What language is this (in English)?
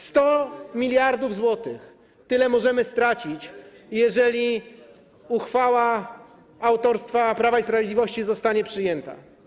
Polish